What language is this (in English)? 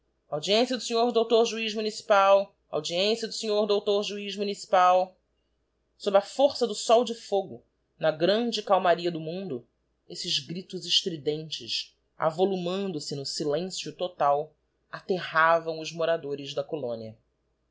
Portuguese